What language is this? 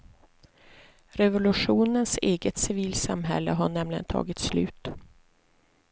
Swedish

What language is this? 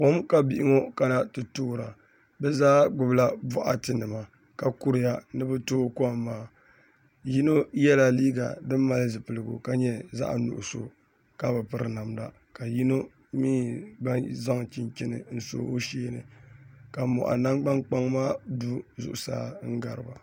Dagbani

